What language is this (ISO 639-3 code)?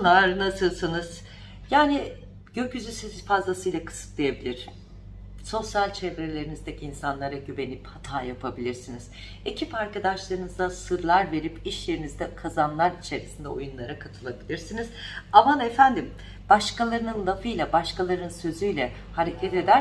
tur